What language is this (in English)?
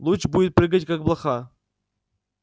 Russian